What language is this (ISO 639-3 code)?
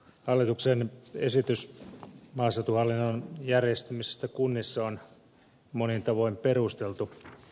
fin